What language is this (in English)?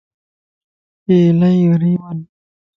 Lasi